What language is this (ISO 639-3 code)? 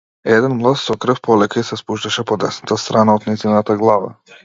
mkd